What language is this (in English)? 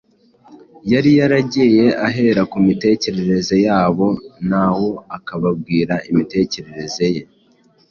Kinyarwanda